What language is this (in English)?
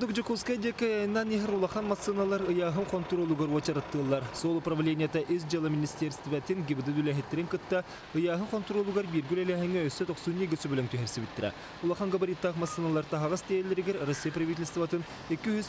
Russian